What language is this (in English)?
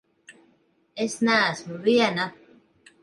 Latvian